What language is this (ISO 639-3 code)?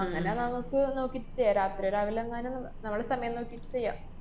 mal